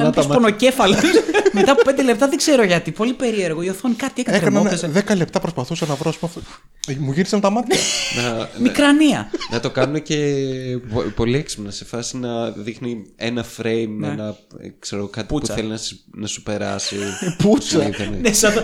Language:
Greek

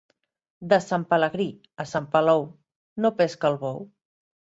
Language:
Catalan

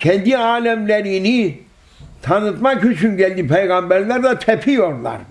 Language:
Turkish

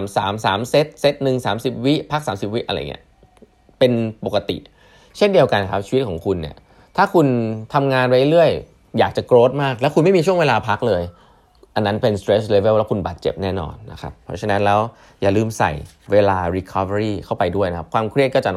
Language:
Thai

